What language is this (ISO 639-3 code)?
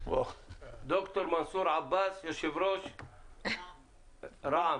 heb